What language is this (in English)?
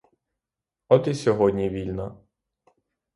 Ukrainian